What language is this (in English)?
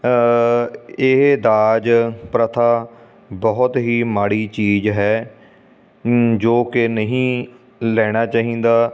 Punjabi